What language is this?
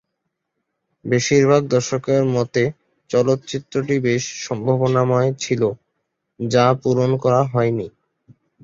Bangla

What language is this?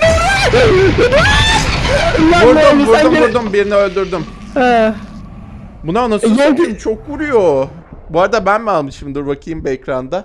Turkish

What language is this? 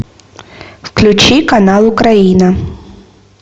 Russian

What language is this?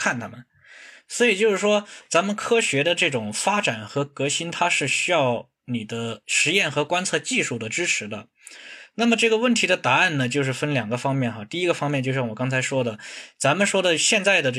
Chinese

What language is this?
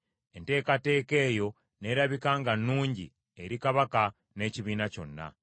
Ganda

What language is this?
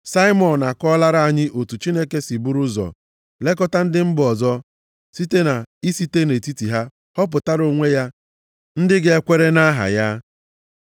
Igbo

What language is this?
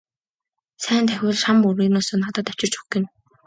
Mongolian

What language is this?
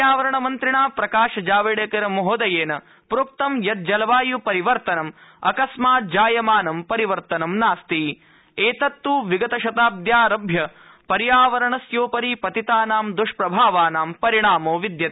Sanskrit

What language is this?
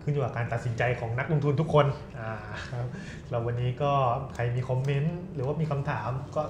Thai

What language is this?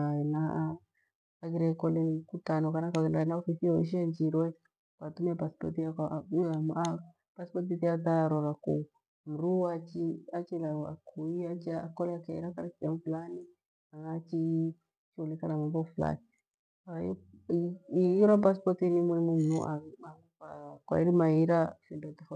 Gweno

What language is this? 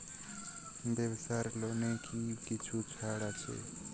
Bangla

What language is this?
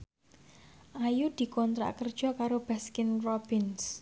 Javanese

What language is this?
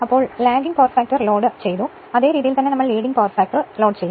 Malayalam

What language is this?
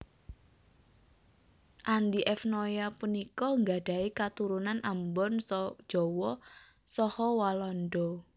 Javanese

